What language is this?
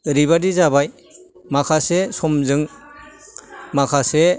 Bodo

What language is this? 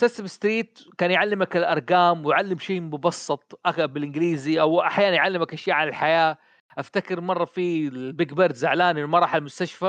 Arabic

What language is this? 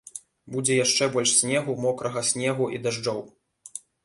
Belarusian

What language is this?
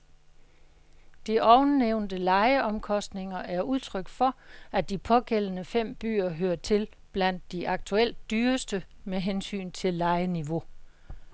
Danish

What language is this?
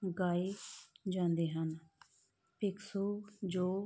Punjabi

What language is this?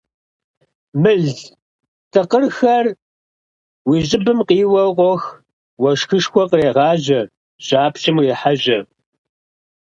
Kabardian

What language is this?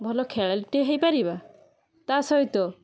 Odia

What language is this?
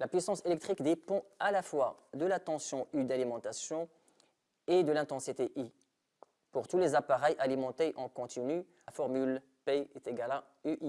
French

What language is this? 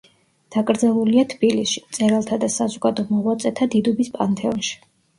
Georgian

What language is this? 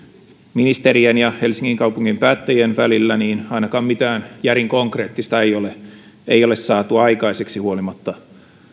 Finnish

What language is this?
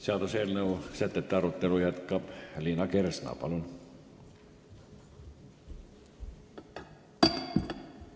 Estonian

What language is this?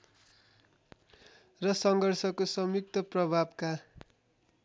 Nepali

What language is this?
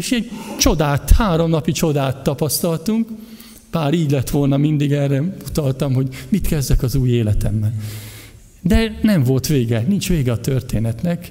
Hungarian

